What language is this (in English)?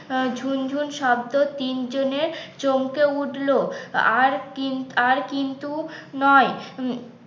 Bangla